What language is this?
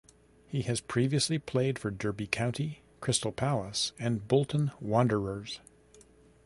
English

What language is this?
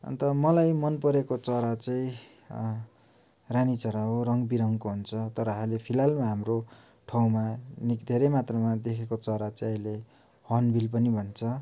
Nepali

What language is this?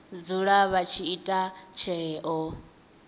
Venda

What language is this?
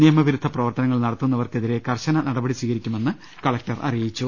Malayalam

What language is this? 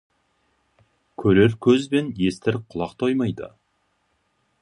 Kazakh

